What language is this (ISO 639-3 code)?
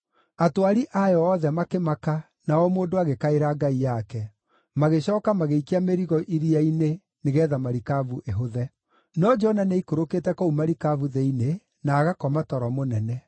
kik